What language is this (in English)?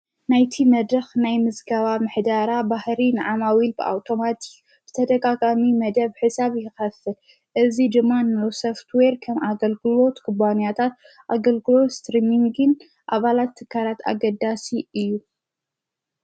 Tigrinya